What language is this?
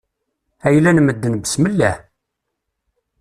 Kabyle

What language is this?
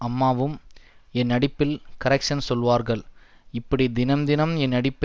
Tamil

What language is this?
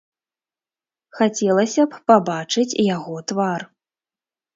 Belarusian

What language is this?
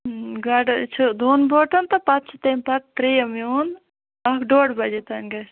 Kashmiri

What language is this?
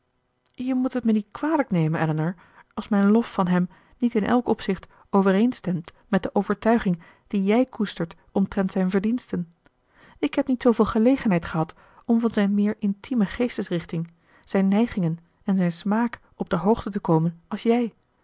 Dutch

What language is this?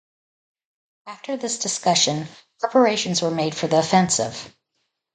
English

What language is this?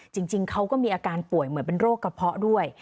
Thai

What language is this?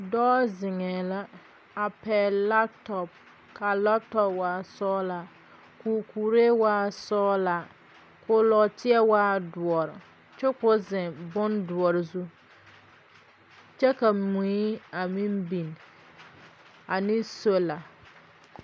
Southern Dagaare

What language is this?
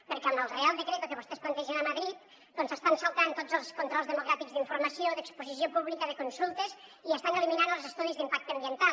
Catalan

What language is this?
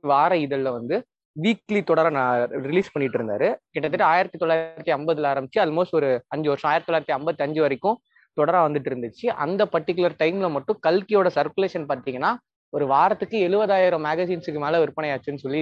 Tamil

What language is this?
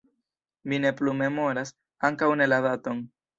Esperanto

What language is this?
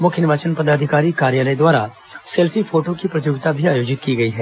Hindi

